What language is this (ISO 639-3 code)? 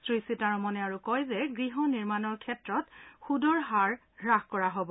asm